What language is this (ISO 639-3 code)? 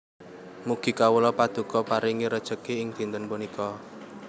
jav